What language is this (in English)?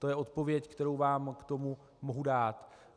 Czech